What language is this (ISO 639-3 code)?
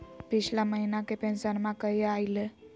mag